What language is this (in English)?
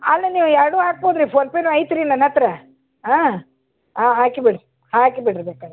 Kannada